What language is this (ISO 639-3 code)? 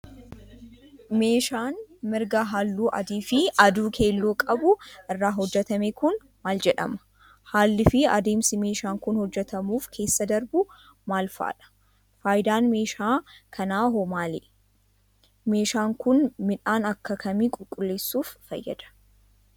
orm